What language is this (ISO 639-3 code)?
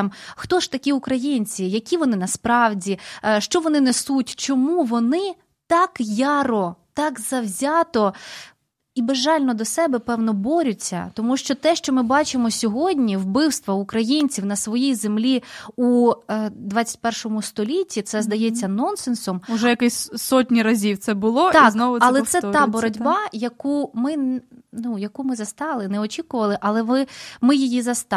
ukr